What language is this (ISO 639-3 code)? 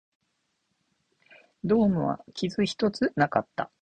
jpn